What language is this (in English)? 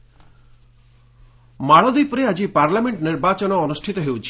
Odia